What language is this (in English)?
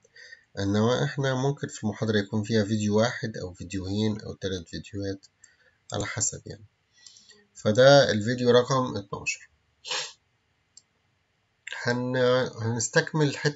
Arabic